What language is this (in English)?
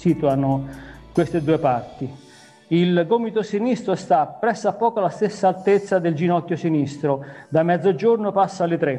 Italian